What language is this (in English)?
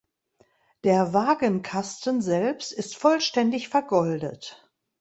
German